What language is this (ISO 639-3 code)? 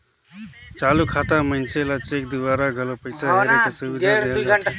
hne